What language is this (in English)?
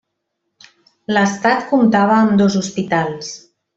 Catalan